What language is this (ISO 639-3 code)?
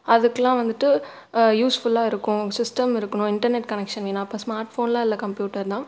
tam